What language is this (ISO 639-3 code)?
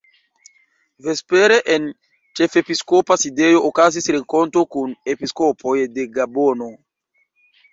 epo